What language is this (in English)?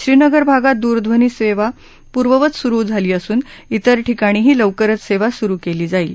Marathi